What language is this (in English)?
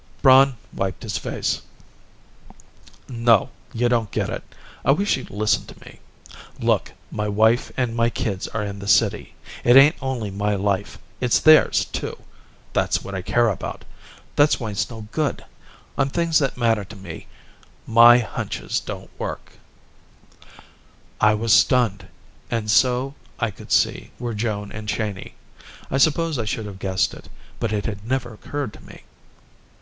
English